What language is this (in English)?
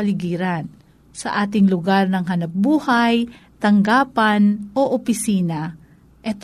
Filipino